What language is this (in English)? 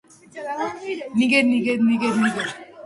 Georgian